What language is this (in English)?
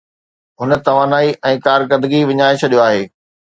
Sindhi